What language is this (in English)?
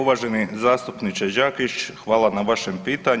Croatian